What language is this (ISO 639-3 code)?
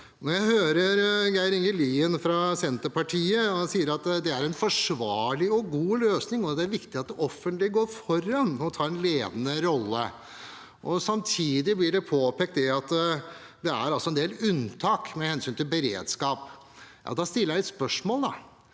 nor